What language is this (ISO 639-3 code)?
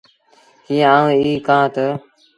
sbn